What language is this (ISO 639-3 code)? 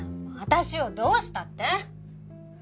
jpn